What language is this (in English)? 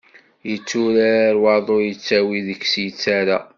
Kabyle